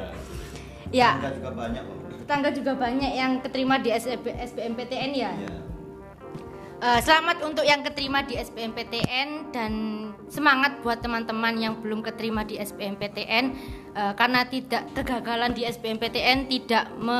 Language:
Indonesian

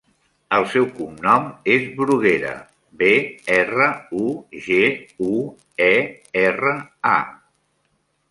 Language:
Catalan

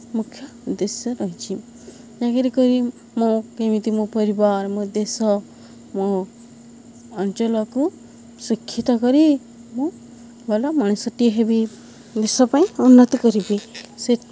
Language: Odia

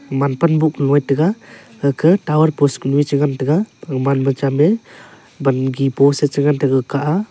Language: Wancho Naga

